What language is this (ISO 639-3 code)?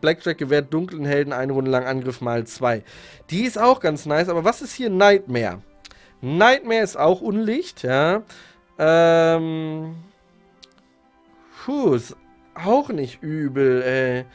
deu